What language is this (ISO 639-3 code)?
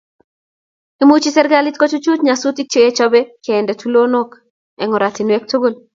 kln